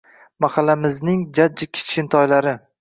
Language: Uzbek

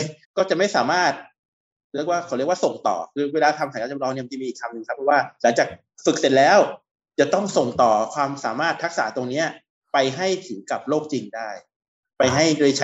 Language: Thai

